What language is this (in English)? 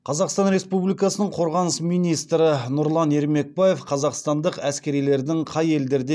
Kazakh